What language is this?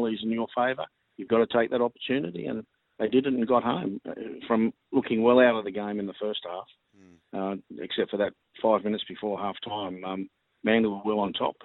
English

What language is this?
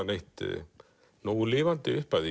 Icelandic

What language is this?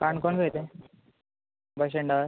Konkani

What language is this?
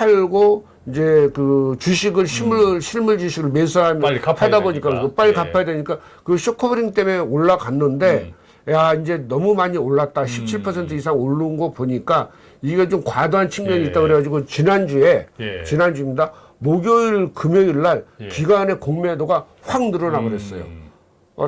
Korean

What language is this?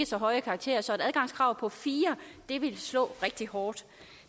Danish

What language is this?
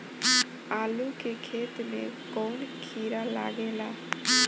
Bhojpuri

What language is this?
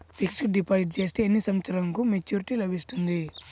Telugu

